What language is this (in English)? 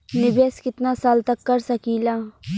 Bhojpuri